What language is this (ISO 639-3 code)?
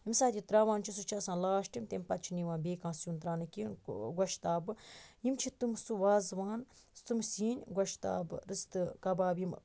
kas